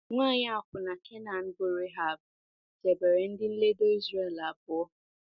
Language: Igbo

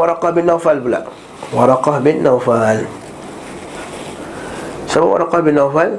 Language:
Malay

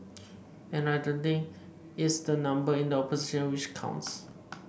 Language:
English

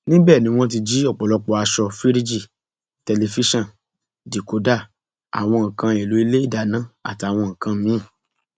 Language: Yoruba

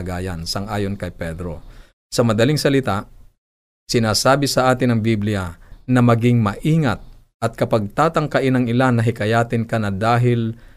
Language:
Filipino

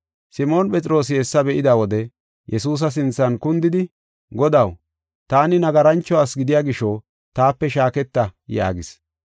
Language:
Gofa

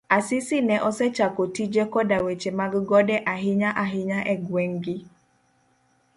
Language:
Luo (Kenya and Tanzania)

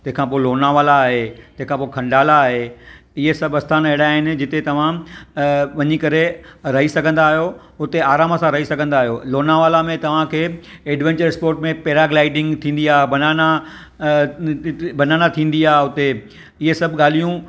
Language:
Sindhi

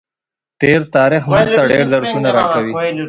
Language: Pashto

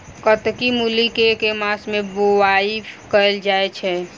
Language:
Maithili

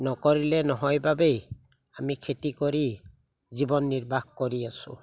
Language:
Assamese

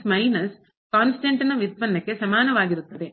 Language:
Kannada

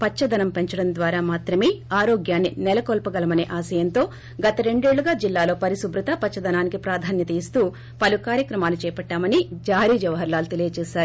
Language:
Telugu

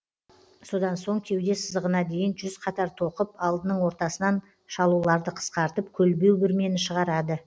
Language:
Kazakh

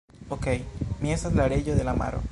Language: Esperanto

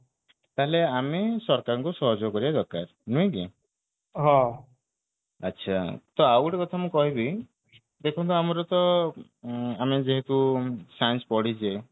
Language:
Odia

